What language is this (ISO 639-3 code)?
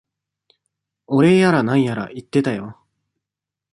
jpn